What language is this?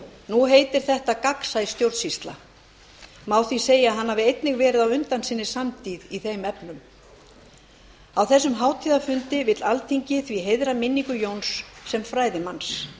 Icelandic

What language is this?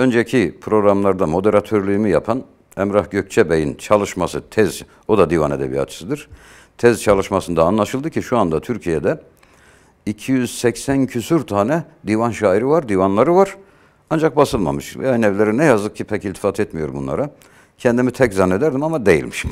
Turkish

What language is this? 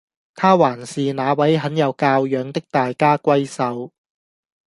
Cantonese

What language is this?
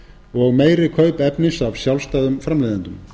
Icelandic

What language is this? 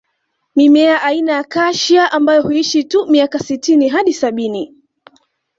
Swahili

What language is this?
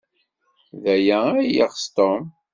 Kabyle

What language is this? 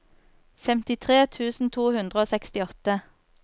Norwegian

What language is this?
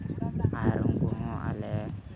Santali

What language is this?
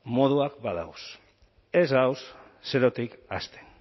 Basque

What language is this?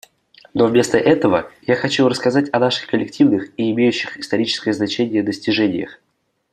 Russian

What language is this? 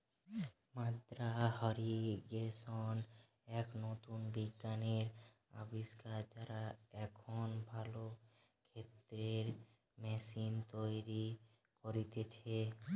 Bangla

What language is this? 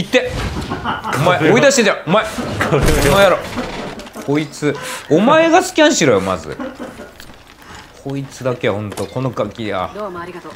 Japanese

